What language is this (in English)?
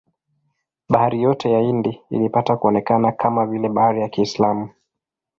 Swahili